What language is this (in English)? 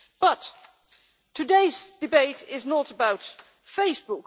English